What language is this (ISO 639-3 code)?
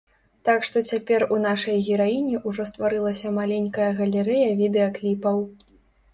bel